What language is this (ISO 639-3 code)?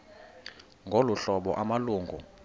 xho